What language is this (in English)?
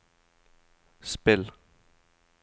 Norwegian